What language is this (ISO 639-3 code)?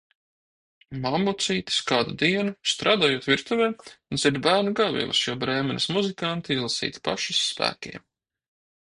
lav